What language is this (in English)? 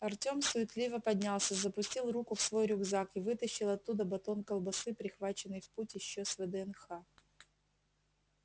Russian